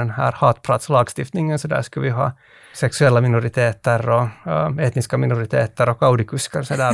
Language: Swedish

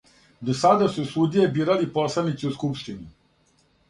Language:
Serbian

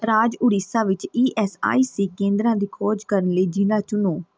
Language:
Punjabi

